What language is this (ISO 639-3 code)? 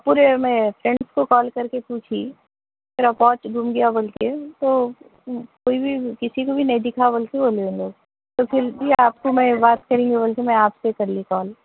urd